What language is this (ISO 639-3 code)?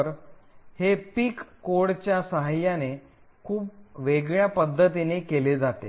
mar